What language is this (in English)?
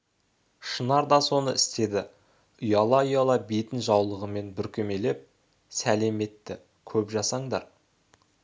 Kazakh